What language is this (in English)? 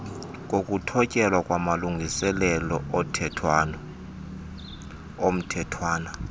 Xhosa